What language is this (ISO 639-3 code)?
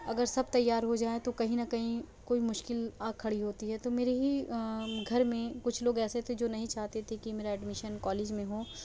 urd